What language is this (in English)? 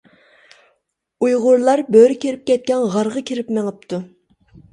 Uyghur